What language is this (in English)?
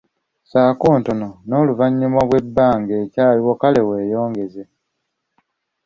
Ganda